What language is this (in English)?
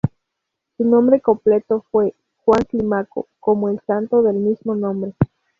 Spanish